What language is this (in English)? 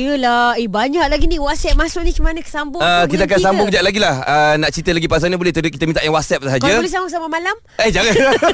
Malay